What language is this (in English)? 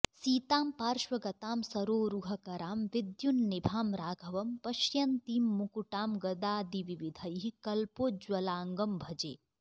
Sanskrit